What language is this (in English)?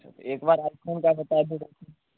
Hindi